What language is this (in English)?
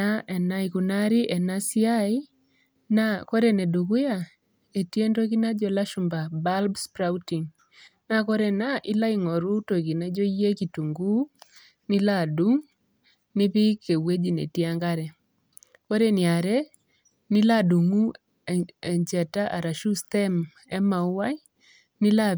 Masai